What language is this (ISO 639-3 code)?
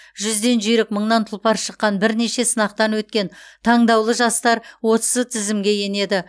kaz